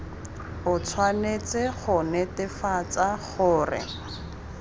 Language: Tswana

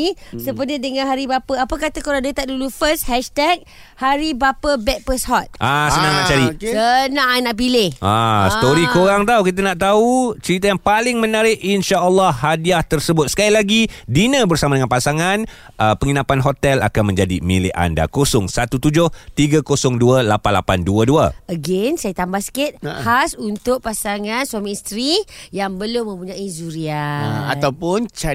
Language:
Malay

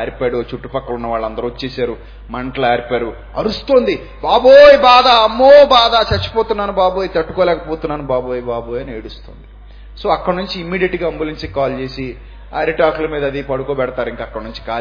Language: Telugu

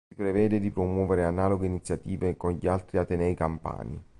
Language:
Italian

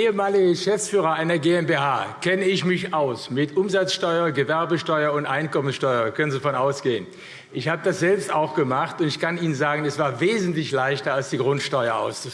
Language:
German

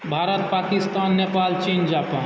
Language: Maithili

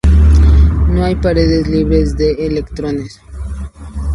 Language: Spanish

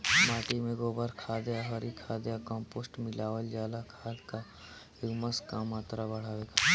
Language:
Bhojpuri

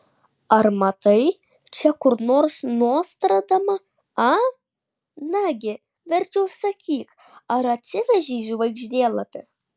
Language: Lithuanian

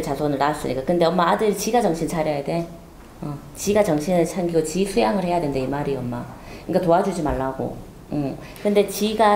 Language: Korean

